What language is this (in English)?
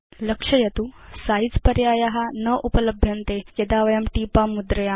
Sanskrit